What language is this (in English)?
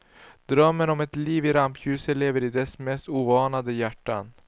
Swedish